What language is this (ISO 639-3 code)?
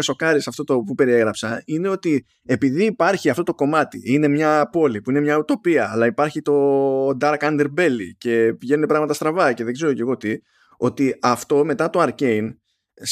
ell